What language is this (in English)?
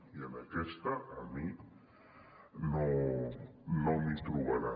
Catalan